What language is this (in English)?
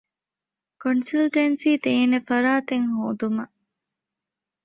Divehi